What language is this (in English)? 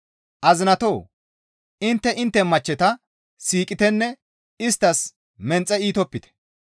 Gamo